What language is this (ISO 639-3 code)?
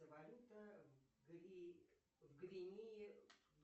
rus